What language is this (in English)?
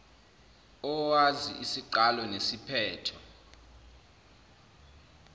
Zulu